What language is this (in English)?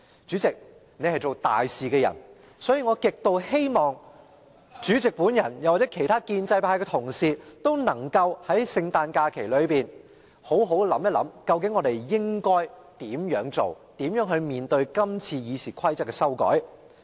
Cantonese